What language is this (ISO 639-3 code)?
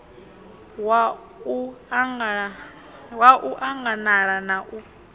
ven